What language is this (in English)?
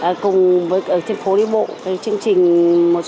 Vietnamese